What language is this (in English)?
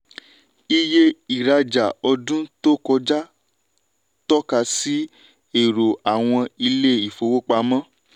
Yoruba